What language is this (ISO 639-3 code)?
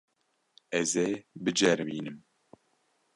kur